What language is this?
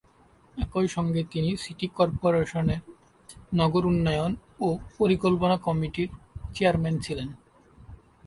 Bangla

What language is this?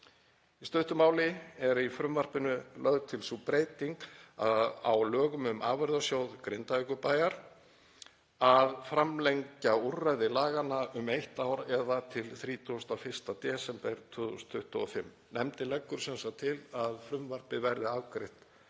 Icelandic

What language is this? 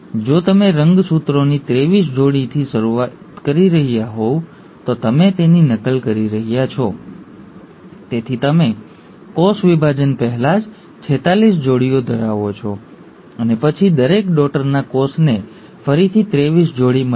Gujarati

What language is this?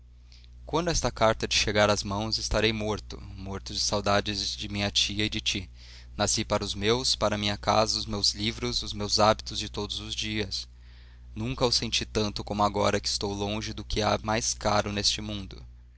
Portuguese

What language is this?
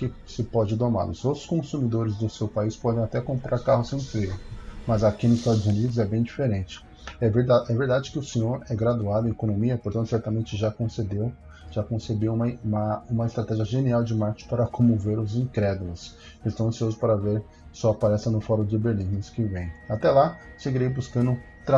Portuguese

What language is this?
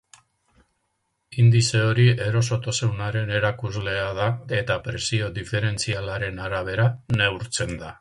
Basque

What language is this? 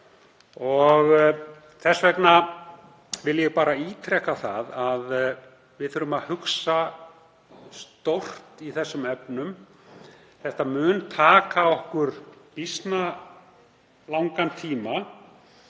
Icelandic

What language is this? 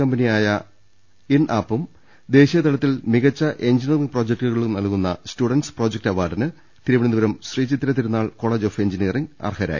Malayalam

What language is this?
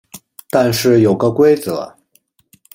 Chinese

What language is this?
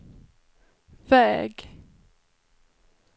Swedish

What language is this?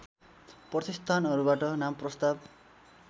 Nepali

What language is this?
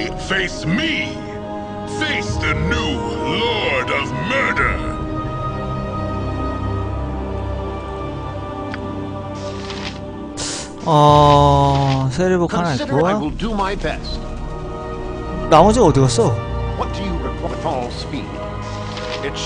Korean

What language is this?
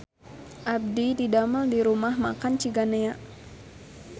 Sundanese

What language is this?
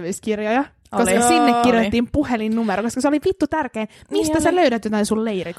Finnish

